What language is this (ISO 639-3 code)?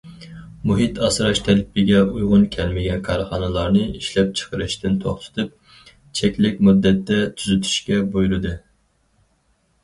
uig